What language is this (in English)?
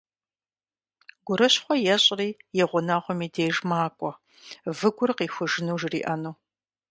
Kabardian